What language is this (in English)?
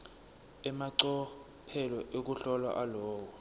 Swati